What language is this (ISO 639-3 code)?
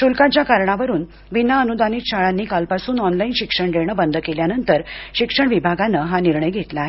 mar